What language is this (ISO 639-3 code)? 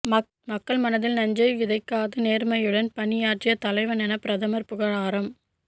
tam